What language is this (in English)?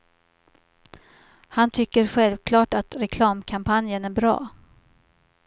Swedish